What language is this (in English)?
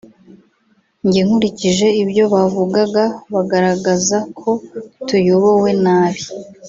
Kinyarwanda